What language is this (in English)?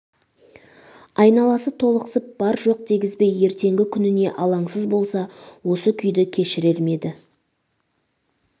Kazakh